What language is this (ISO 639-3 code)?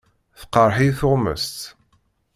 kab